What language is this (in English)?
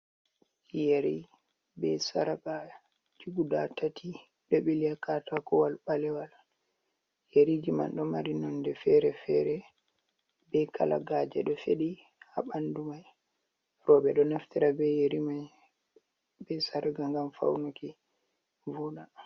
Fula